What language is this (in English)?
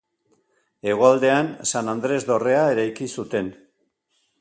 Basque